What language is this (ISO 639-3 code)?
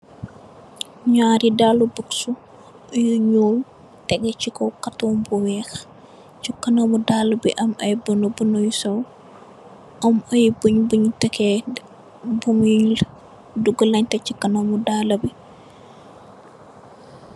wol